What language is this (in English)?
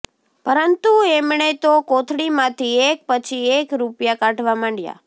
Gujarati